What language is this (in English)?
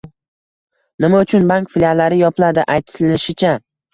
Uzbek